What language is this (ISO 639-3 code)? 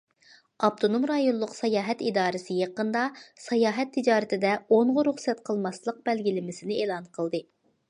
uig